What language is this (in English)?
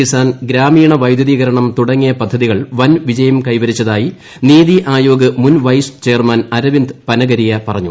Malayalam